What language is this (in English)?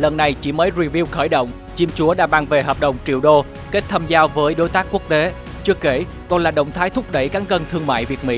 Vietnamese